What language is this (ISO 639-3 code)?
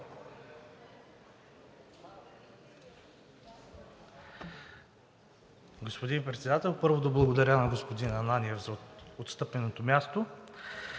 bul